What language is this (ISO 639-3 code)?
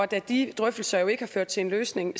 dan